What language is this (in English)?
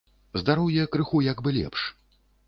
Belarusian